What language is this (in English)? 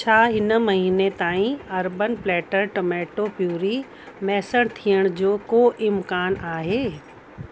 Sindhi